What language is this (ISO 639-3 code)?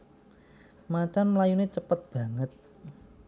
jav